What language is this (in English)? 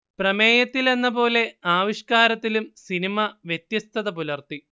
Malayalam